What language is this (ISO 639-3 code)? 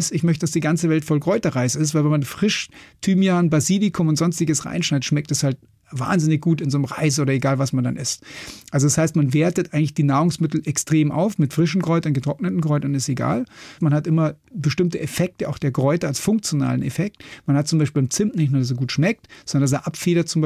deu